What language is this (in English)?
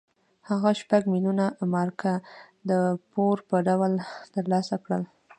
Pashto